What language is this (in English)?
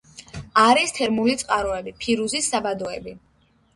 Georgian